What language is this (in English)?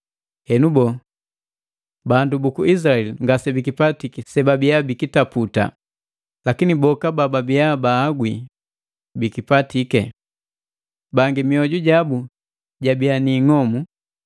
Matengo